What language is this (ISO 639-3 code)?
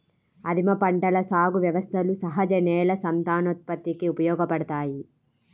tel